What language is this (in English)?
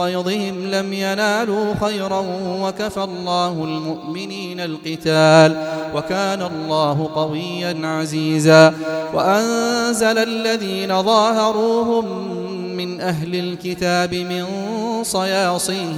Arabic